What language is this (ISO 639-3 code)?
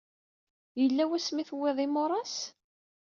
kab